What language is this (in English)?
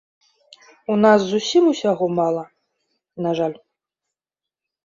Belarusian